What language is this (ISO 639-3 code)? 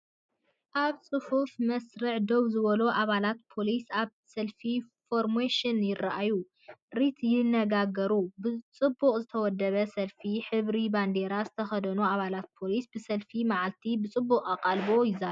tir